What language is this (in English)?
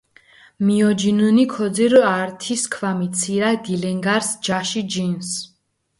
Mingrelian